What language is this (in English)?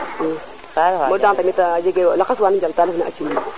Serer